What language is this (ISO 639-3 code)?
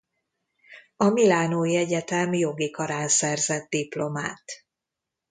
hun